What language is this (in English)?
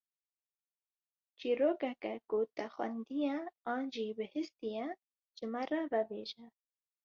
Kurdish